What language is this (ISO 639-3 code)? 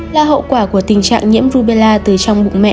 vie